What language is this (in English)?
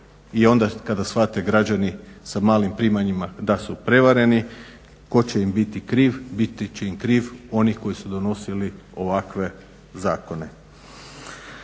Croatian